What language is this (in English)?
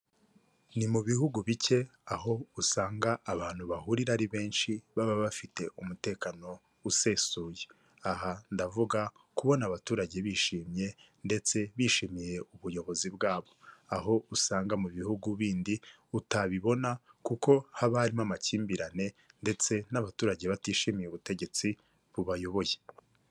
Kinyarwanda